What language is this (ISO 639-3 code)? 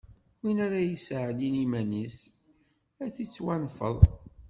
kab